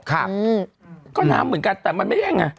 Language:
Thai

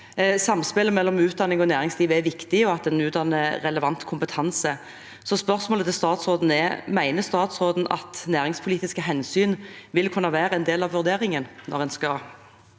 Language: Norwegian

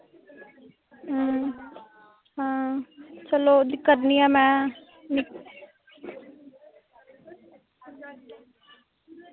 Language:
Dogri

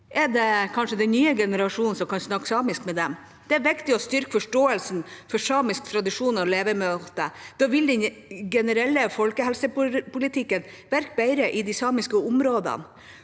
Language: Norwegian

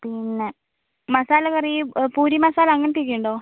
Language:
Malayalam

